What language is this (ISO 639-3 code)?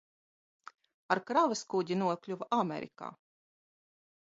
lav